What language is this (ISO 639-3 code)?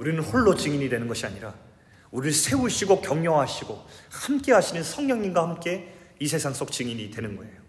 kor